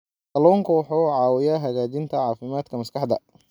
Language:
Somali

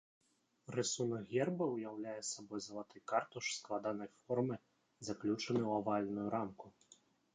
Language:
Belarusian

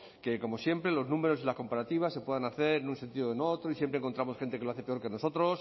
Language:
Spanish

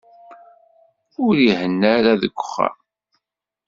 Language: Kabyle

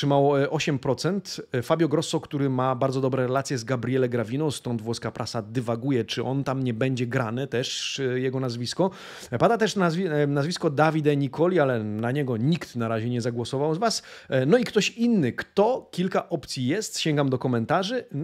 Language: Polish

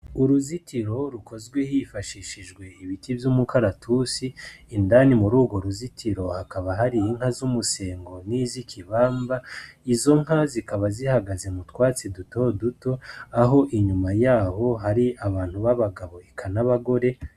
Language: Rundi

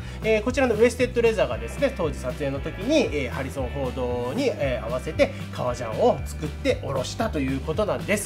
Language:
Japanese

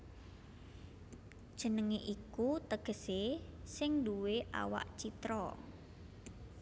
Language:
Javanese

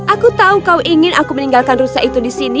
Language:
Indonesian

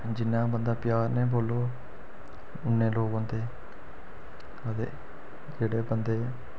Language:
Dogri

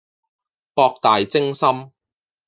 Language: Cantonese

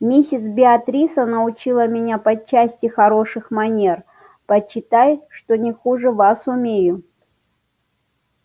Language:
Russian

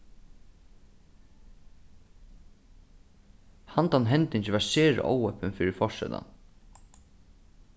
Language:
Faroese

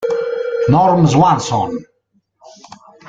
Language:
Italian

